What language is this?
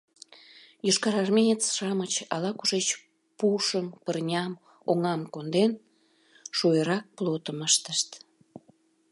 Mari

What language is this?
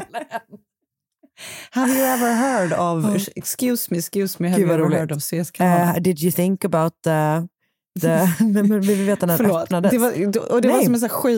Swedish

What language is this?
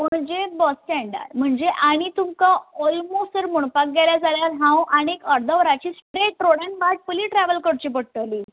Konkani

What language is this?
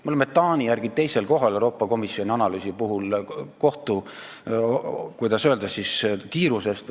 Estonian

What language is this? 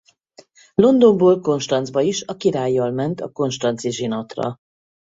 Hungarian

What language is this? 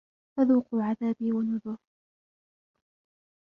Arabic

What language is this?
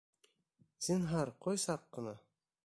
Bashkir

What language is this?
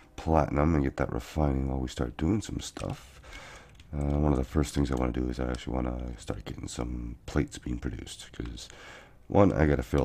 English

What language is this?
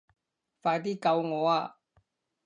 Cantonese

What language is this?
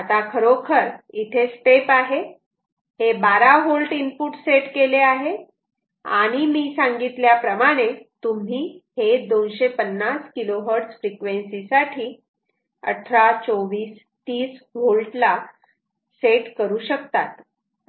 Marathi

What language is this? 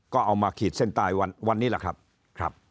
Thai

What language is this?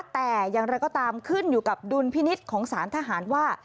Thai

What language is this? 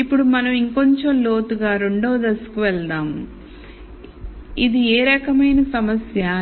Telugu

